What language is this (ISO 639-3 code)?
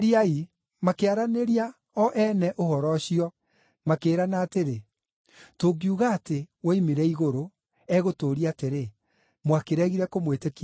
kik